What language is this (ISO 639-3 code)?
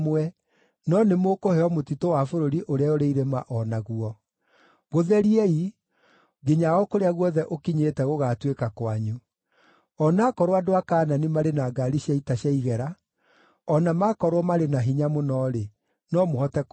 kik